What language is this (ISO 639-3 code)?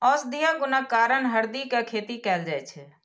mai